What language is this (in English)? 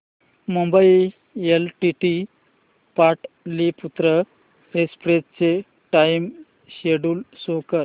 Marathi